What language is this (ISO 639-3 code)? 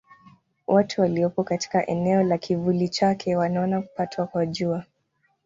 swa